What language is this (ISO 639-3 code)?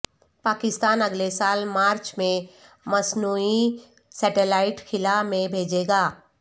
urd